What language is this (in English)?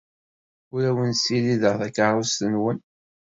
Kabyle